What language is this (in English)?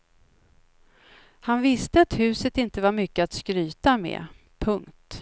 Swedish